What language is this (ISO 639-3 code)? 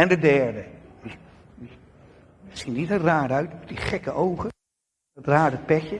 nld